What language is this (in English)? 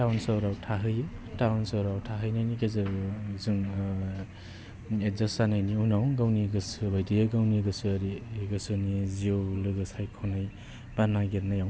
Bodo